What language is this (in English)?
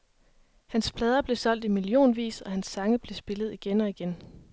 Danish